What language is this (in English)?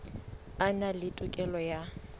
Southern Sotho